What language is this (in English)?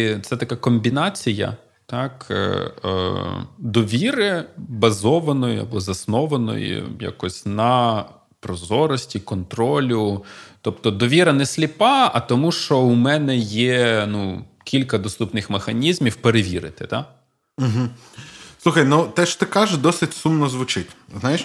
Ukrainian